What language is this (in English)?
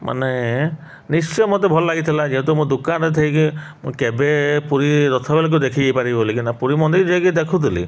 Odia